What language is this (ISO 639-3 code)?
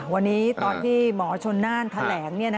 tha